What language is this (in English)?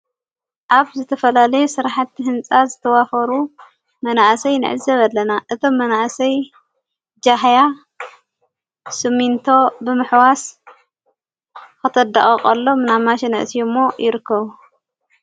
Tigrinya